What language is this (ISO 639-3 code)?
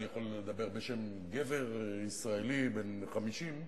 heb